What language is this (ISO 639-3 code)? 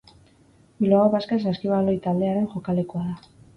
eus